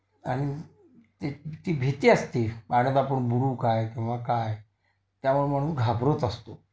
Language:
Marathi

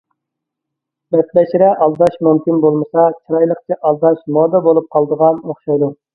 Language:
Uyghur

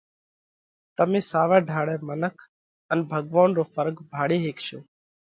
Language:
Parkari Koli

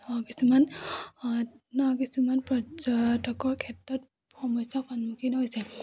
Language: Assamese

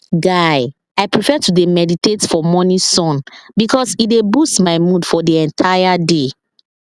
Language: Nigerian Pidgin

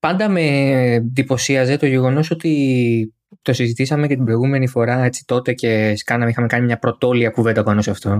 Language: Greek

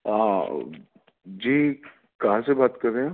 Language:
Urdu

